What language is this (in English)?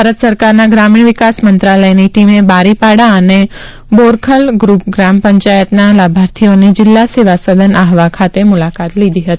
Gujarati